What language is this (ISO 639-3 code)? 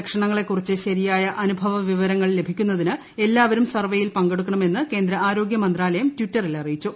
mal